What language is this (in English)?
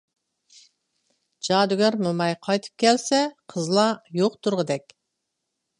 Uyghur